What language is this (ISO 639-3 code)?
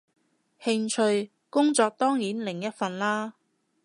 yue